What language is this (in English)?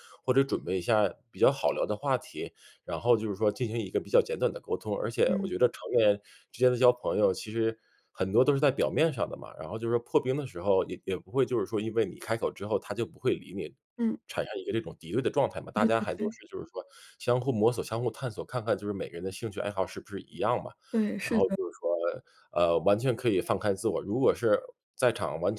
Chinese